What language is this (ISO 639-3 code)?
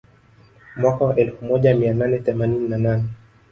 swa